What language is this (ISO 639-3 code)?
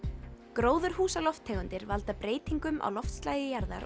isl